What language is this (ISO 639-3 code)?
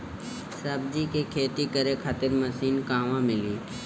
bho